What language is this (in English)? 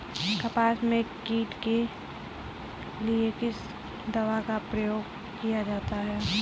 Hindi